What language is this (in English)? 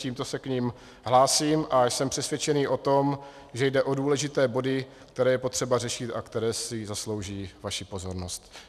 Czech